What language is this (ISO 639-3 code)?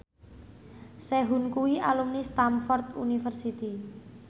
jav